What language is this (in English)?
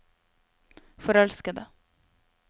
Norwegian